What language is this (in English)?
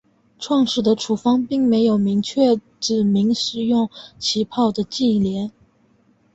Chinese